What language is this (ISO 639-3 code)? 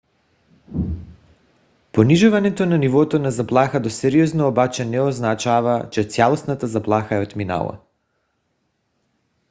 bul